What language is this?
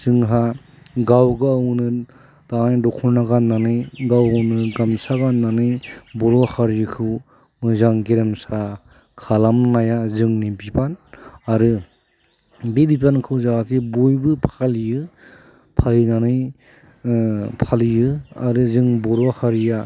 Bodo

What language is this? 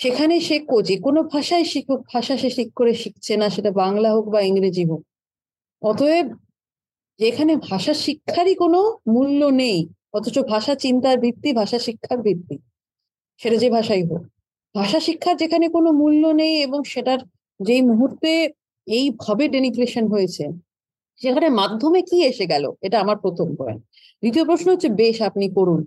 Bangla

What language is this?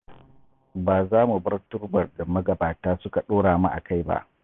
Hausa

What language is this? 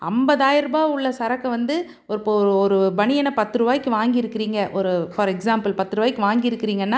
Tamil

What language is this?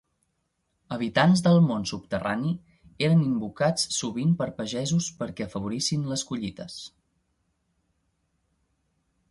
Catalan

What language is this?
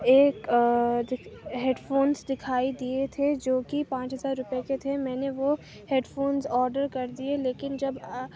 Urdu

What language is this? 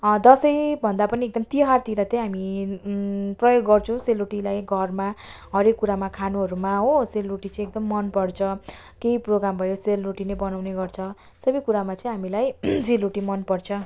Nepali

